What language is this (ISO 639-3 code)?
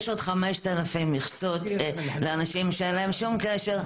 heb